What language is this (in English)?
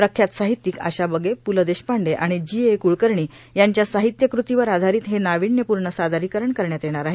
Marathi